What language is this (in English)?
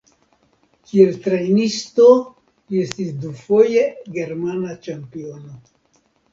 Esperanto